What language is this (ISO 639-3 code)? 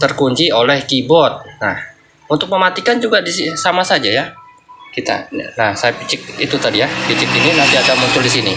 ind